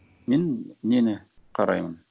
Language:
Kazakh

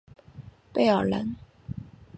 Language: Chinese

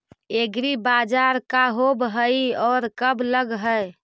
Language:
Magahi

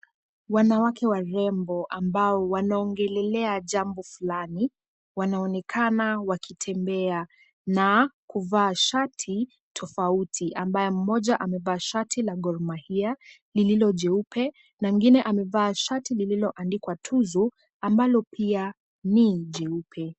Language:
Swahili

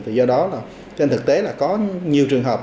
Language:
Vietnamese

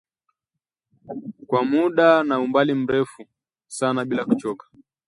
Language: Swahili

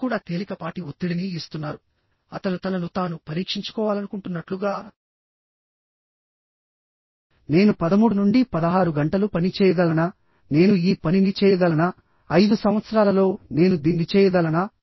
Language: Telugu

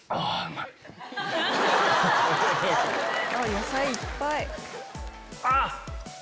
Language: Japanese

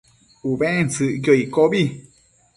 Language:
Matsés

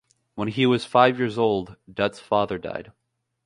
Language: English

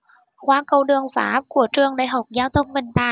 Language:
Vietnamese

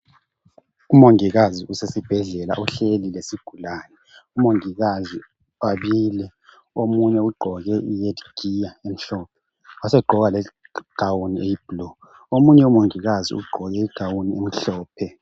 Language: North Ndebele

